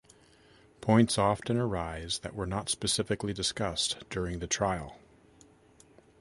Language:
English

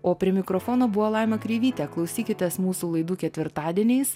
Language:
Lithuanian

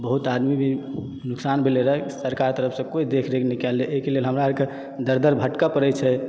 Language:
Maithili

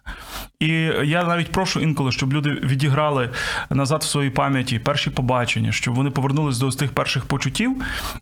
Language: Ukrainian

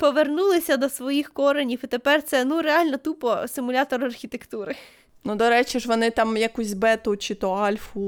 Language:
Ukrainian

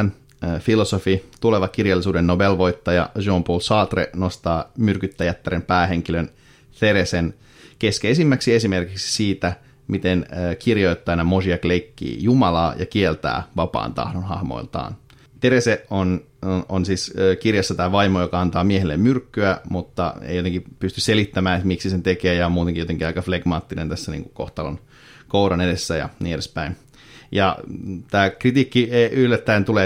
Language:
Finnish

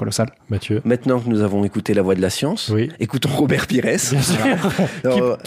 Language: French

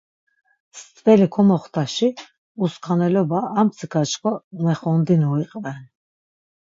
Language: Laz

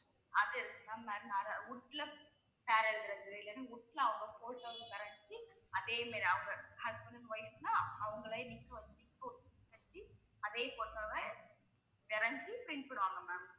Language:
Tamil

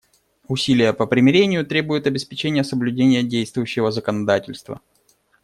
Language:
Russian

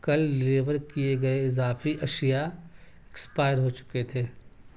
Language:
Urdu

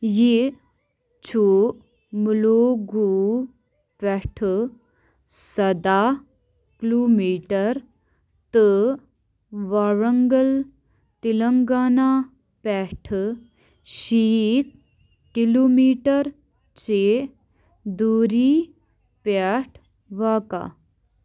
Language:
Kashmiri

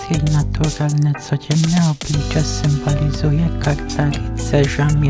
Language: Polish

